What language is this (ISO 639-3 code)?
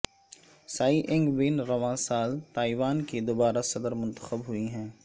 urd